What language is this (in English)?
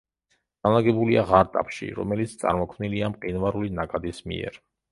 Georgian